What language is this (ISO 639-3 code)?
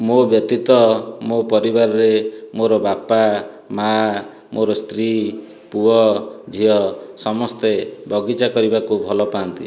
ori